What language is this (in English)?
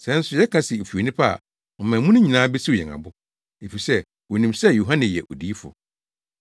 Akan